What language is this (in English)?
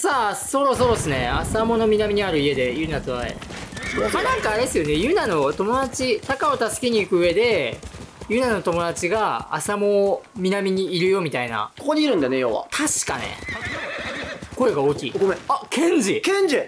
Japanese